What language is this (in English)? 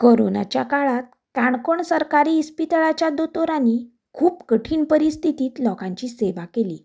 Konkani